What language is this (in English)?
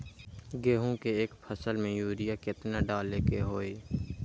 Magahi